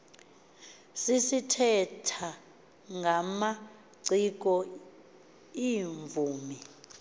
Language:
Xhosa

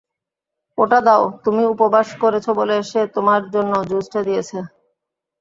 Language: Bangla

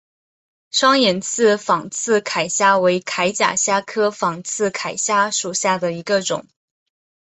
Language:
Chinese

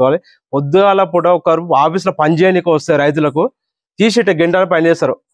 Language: Telugu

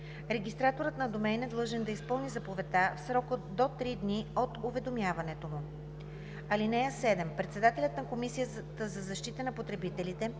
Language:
Bulgarian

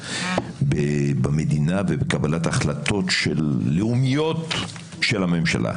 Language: Hebrew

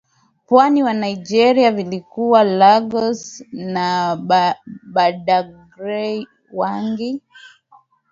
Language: Swahili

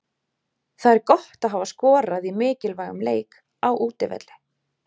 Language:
Icelandic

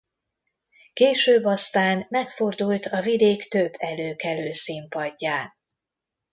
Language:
Hungarian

